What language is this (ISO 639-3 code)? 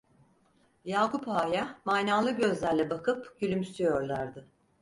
tur